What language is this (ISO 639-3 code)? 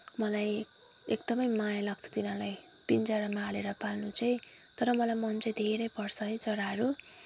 nep